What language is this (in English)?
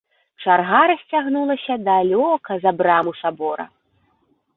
Belarusian